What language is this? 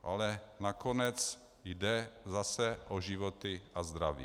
Czech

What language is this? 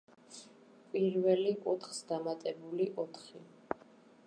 Georgian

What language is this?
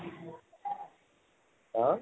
Assamese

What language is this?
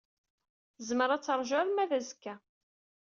Kabyle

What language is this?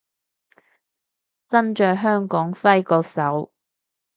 Cantonese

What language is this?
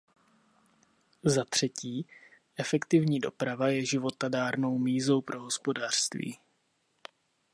Czech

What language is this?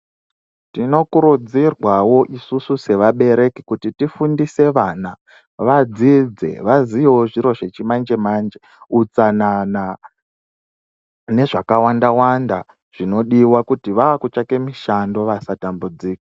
Ndau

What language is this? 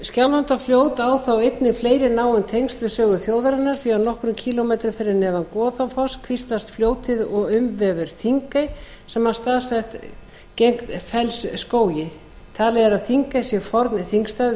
Icelandic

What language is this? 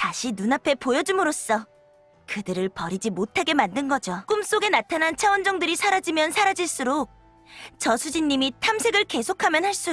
Korean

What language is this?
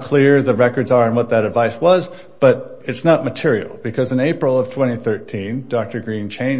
English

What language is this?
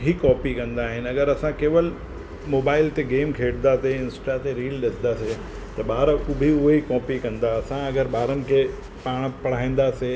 Sindhi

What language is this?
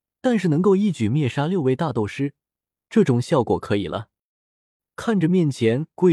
Chinese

